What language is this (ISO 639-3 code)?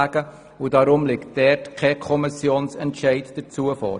gsw